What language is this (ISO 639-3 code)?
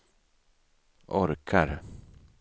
swe